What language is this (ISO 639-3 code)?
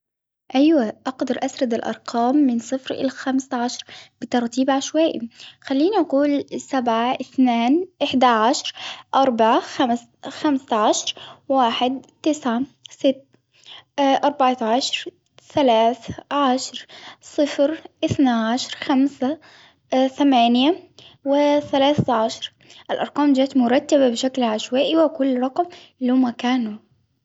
acw